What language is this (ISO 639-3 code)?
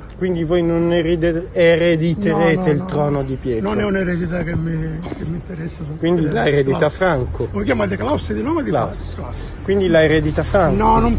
ita